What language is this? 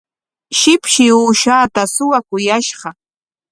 Corongo Ancash Quechua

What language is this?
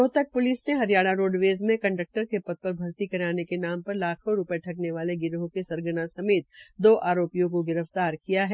Hindi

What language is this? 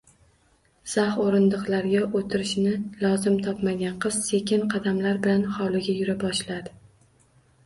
Uzbek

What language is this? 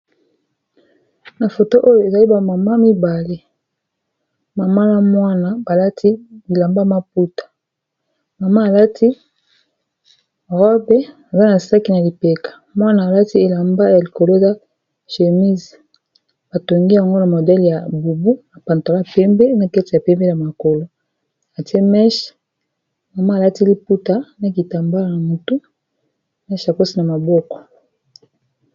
Lingala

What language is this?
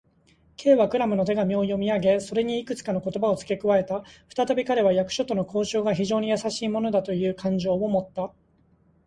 Japanese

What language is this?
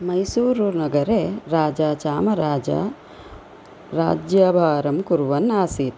Sanskrit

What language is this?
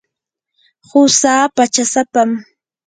Yanahuanca Pasco Quechua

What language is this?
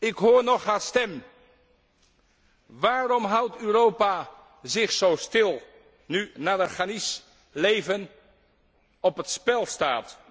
Dutch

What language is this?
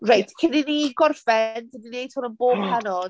Welsh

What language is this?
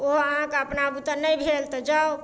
Maithili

